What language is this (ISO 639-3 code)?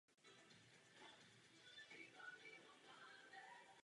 ces